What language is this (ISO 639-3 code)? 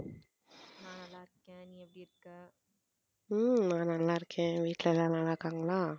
tam